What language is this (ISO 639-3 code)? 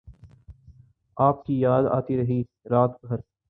urd